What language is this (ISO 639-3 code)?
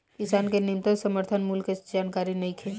bho